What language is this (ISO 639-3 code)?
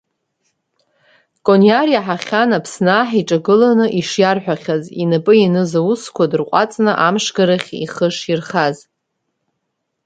abk